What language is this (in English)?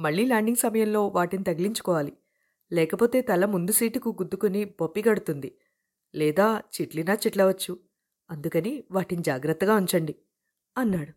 Telugu